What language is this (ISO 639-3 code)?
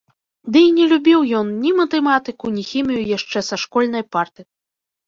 bel